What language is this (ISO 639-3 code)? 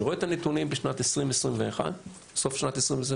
heb